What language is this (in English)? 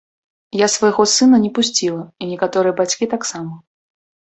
Belarusian